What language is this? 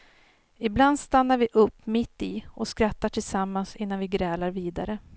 Swedish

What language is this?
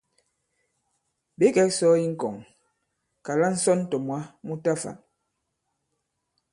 Bankon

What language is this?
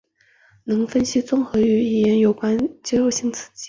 Chinese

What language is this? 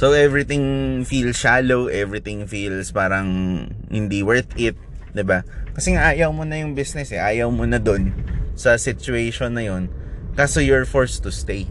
Filipino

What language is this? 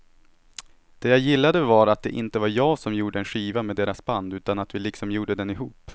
Swedish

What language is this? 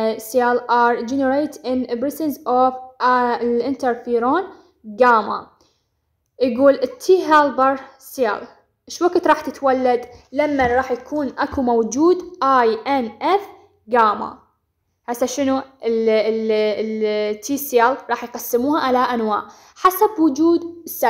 Arabic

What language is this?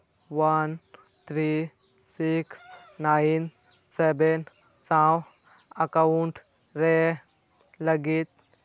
Santali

